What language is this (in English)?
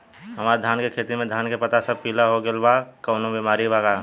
Bhojpuri